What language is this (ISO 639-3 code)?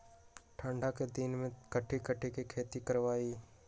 mag